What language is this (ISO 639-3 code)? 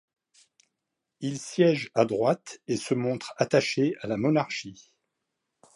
fra